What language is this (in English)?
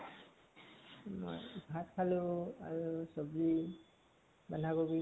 Assamese